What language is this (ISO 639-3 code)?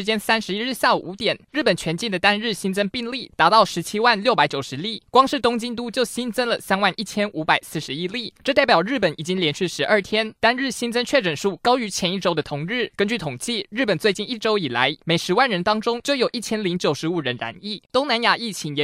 zho